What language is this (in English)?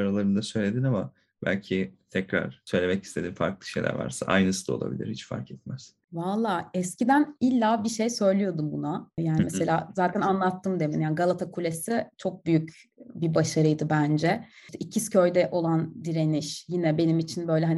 Turkish